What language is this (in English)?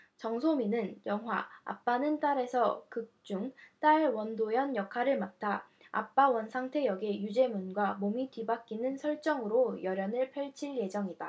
Korean